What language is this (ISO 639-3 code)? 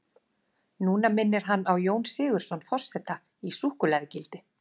isl